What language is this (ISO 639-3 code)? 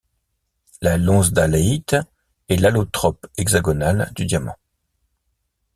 fra